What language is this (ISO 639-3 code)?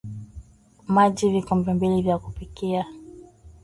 swa